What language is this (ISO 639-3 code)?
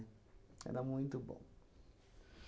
por